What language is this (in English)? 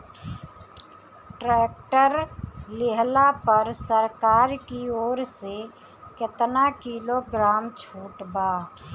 Bhojpuri